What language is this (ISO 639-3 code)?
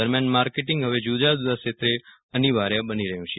guj